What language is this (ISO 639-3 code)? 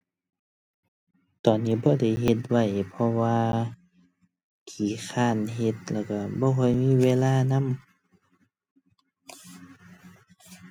tha